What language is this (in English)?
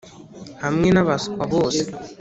Kinyarwanda